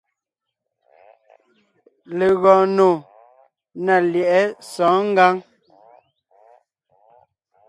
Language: Ngiemboon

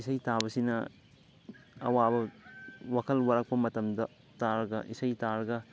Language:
Manipuri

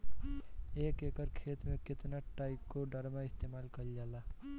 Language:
Bhojpuri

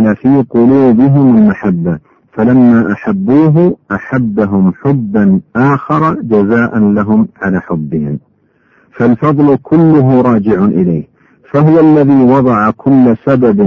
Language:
Arabic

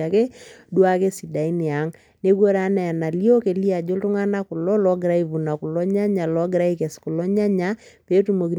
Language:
Masai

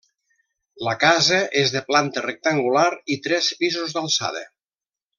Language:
Catalan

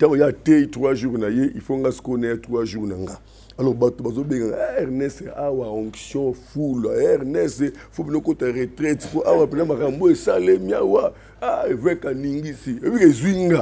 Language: French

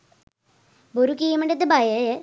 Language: Sinhala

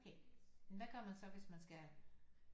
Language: Danish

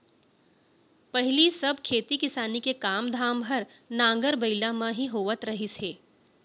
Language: Chhattisgarhi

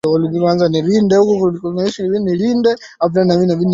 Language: Swahili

